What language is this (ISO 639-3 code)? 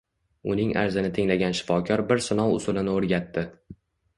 uzb